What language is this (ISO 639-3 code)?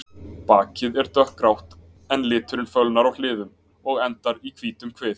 isl